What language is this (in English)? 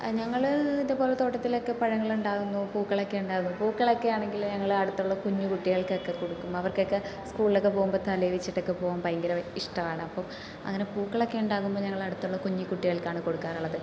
Malayalam